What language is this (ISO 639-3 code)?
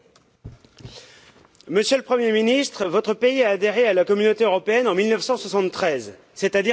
fra